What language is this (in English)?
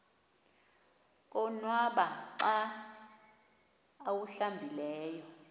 Xhosa